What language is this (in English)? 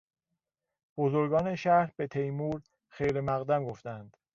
Persian